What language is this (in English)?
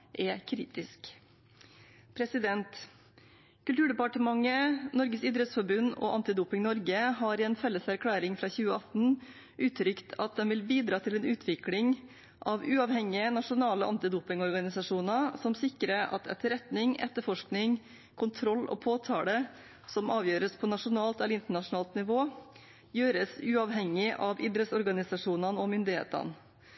Norwegian Bokmål